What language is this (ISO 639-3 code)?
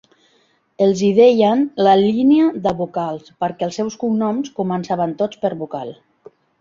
cat